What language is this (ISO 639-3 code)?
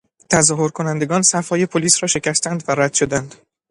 fas